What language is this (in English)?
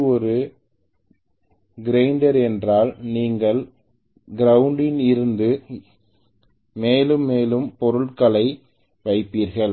Tamil